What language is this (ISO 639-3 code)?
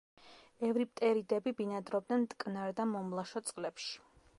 kat